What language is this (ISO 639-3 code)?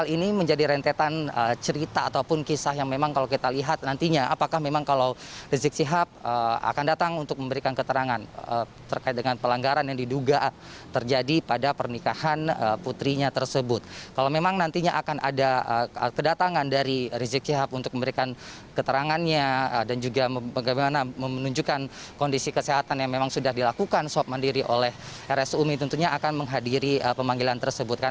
ind